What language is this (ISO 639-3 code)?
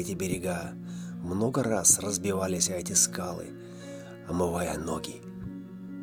rus